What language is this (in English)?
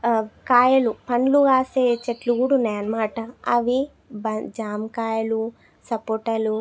Telugu